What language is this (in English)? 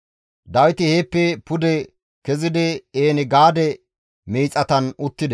Gamo